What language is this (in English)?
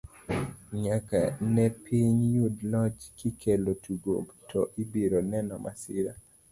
Luo (Kenya and Tanzania)